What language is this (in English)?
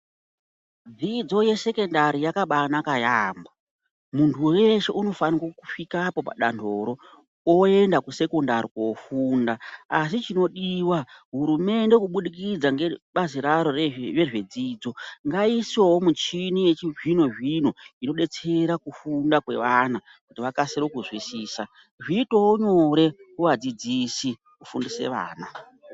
Ndau